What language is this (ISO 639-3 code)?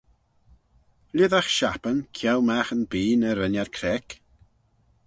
glv